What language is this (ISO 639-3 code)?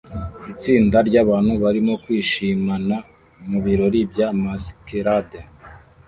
kin